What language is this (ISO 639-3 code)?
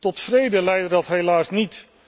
nld